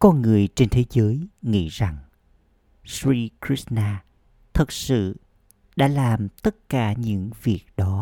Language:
Vietnamese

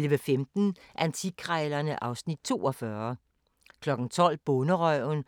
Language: Danish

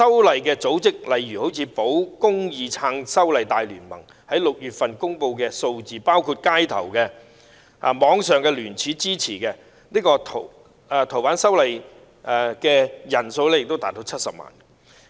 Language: Cantonese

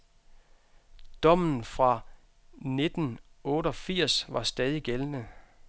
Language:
Danish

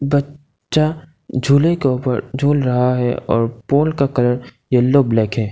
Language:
Hindi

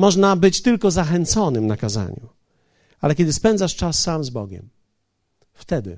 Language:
Polish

